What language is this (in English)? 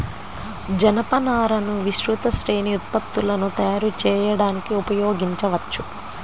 Telugu